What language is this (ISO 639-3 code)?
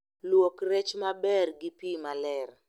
luo